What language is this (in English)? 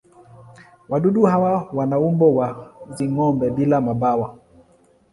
Swahili